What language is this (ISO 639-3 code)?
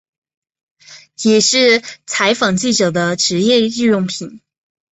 zho